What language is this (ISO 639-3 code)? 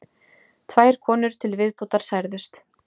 isl